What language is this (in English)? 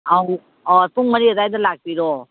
Manipuri